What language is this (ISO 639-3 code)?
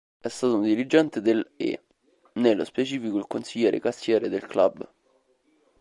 ita